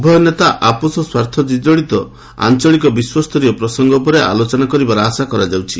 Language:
Odia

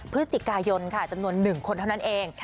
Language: Thai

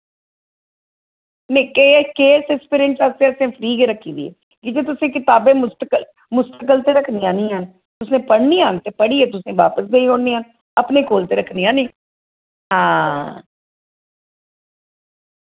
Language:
Dogri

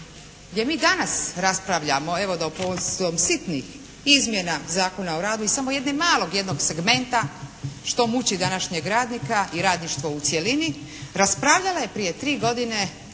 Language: Croatian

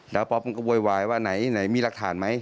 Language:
Thai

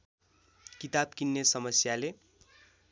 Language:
Nepali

